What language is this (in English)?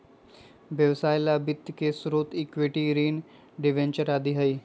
Magahi